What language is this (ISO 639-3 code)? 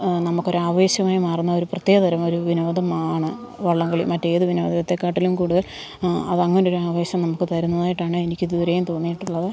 mal